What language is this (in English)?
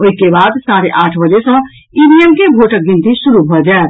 Maithili